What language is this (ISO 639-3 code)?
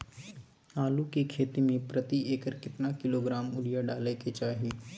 mai